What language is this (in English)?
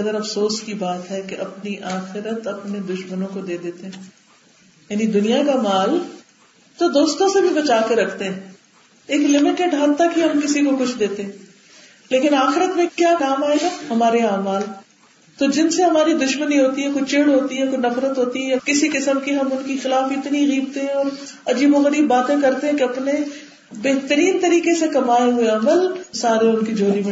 Urdu